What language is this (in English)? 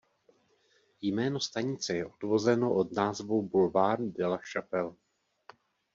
Czech